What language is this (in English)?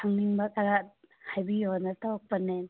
Manipuri